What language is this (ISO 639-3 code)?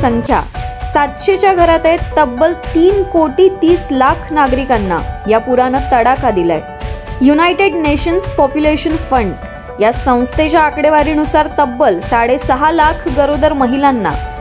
hin